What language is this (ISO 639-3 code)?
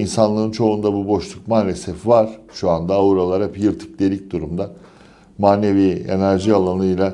tur